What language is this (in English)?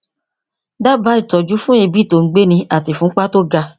Yoruba